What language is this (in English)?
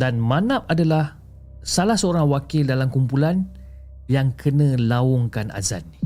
Malay